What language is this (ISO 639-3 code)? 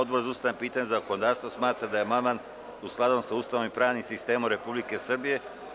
srp